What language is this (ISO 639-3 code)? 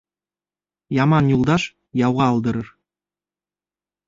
bak